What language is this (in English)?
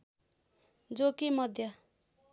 Nepali